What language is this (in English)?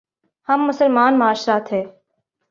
Urdu